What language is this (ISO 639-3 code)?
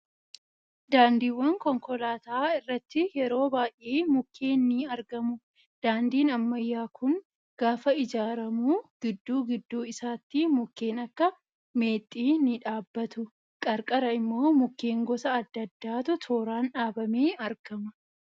orm